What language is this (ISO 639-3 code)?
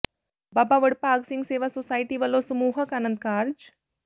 pan